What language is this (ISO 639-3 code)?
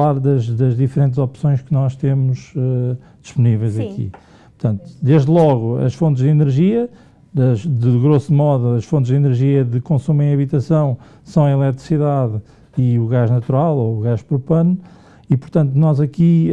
por